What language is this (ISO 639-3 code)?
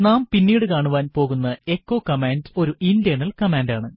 mal